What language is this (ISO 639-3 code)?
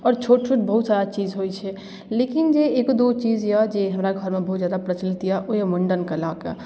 mai